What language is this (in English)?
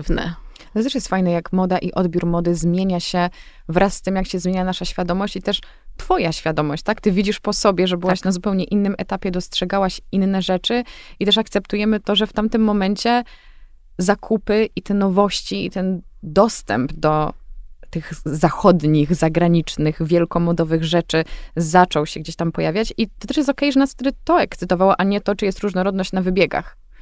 Polish